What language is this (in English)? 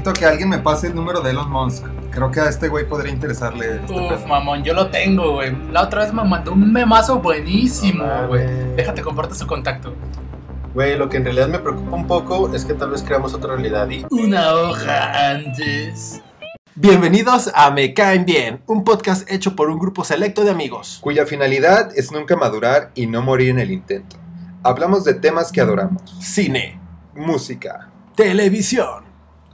Spanish